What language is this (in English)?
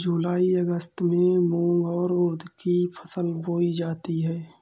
Hindi